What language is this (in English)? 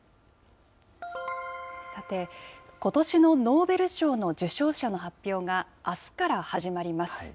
Japanese